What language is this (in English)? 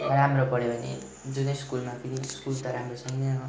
Nepali